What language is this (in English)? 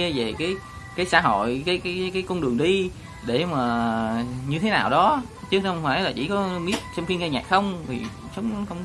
Vietnamese